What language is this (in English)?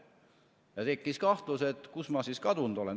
Estonian